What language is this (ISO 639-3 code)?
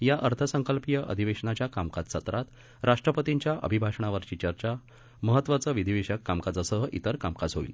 mar